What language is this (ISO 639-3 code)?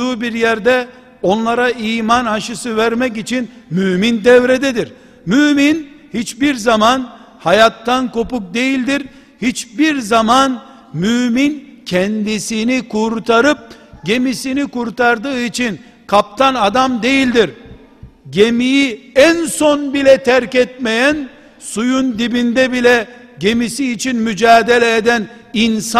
tur